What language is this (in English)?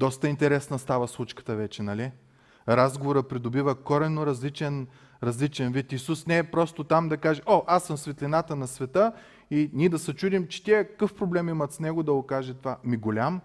Bulgarian